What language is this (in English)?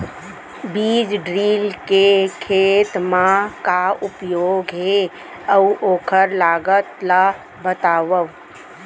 Chhattisgarhi